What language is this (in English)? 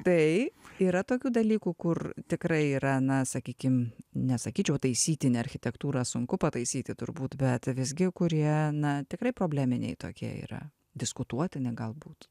Lithuanian